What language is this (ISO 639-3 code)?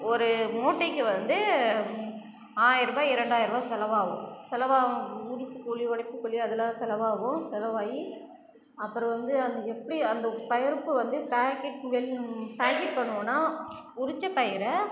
tam